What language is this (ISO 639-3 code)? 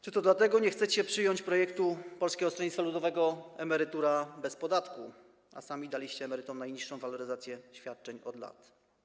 pol